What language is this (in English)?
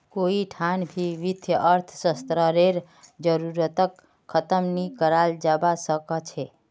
Magahi